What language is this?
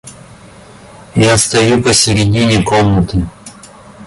Russian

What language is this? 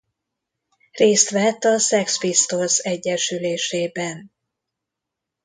Hungarian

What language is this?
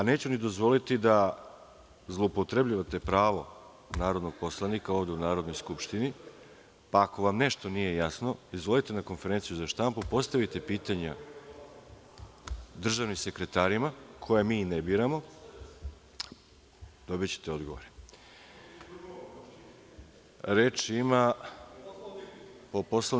Serbian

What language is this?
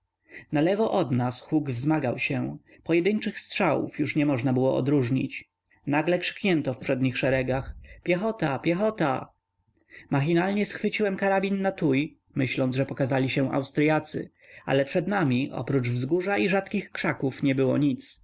Polish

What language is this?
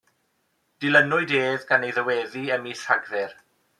Welsh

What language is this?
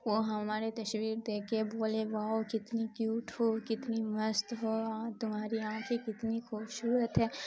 Urdu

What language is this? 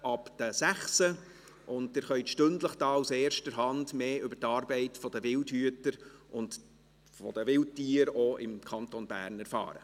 Swiss German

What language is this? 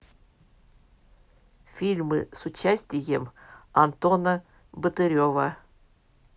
Russian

